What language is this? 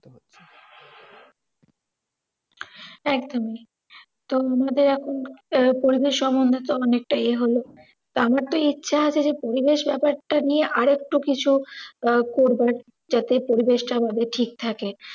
Bangla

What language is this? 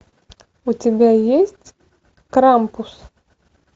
Russian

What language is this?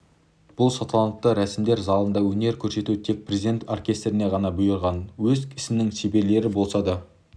Kazakh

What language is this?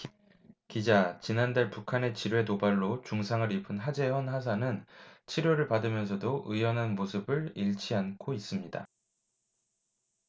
Korean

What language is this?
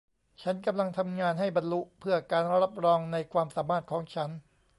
Thai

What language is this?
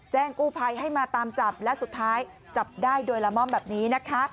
Thai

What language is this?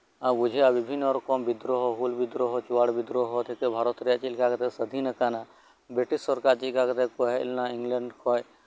Santali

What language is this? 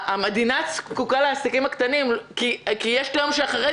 Hebrew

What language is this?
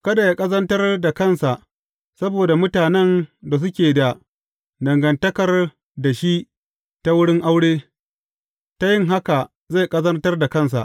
Hausa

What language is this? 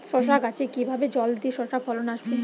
Bangla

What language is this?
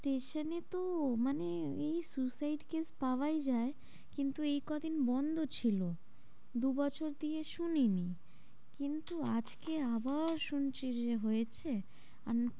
Bangla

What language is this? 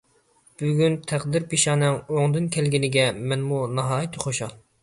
Uyghur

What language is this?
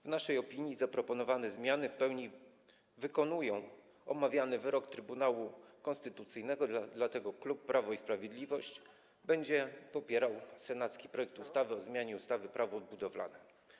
Polish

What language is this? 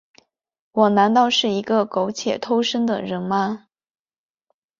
Chinese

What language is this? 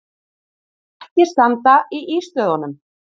Icelandic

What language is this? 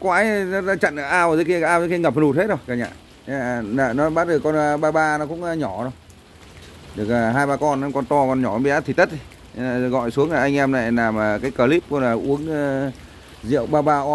Vietnamese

